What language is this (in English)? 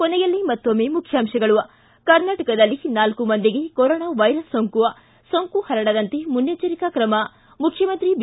Kannada